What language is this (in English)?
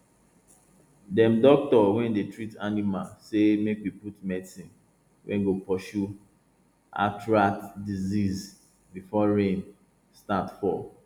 Nigerian Pidgin